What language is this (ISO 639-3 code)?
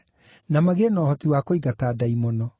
kik